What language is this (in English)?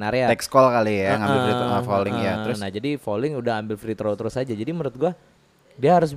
Indonesian